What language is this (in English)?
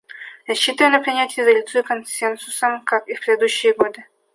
Russian